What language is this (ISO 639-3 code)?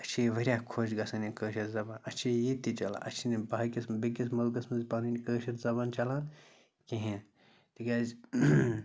kas